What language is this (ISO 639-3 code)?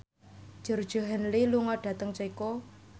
jav